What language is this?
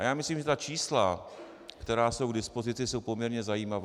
Czech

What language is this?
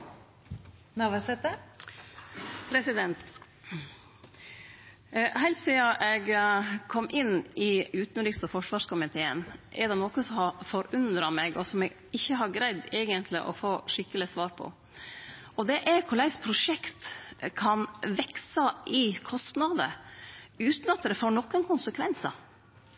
Norwegian Nynorsk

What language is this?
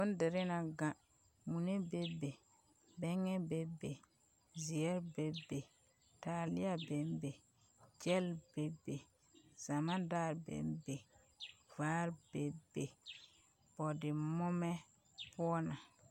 Southern Dagaare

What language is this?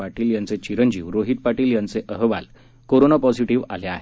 Marathi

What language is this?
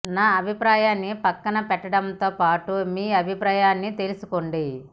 Telugu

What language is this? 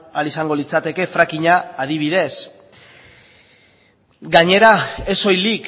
Basque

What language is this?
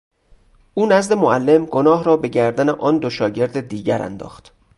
Persian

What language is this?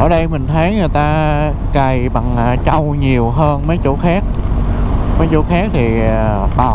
Vietnamese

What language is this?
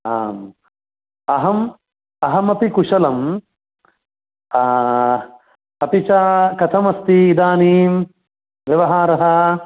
Sanskrit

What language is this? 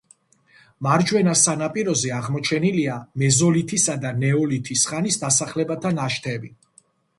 Georgian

